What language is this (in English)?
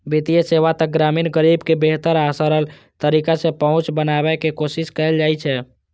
Maithili